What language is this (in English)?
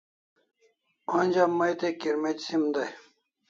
Kalasha